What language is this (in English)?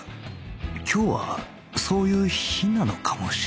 Japanese